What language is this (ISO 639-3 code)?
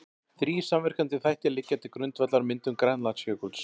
isl